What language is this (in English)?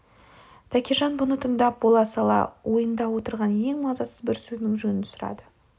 Kazakh